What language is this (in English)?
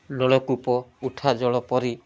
Odia